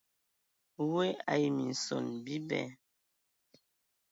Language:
Ewondo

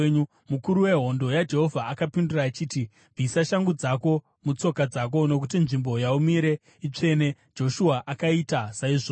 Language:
Shona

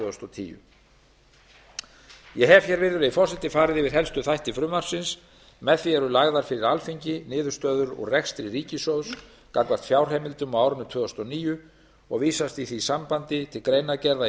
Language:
Icelandic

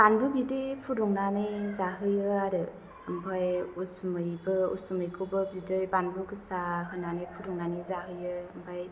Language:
Bodo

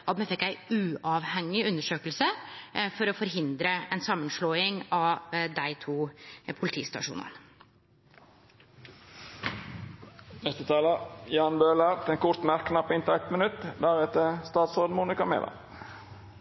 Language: Norwegian Nynorsk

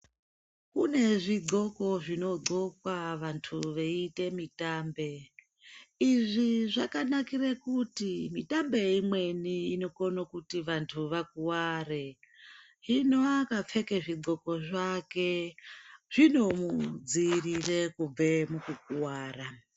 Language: Ndau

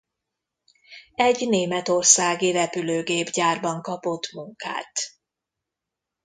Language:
Hungarian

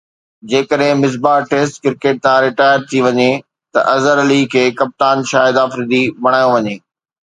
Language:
Sindhi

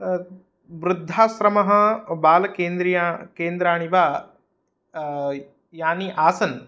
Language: Sanskrit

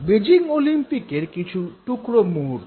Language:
Bangla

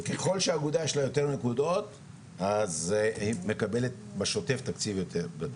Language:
Hebrew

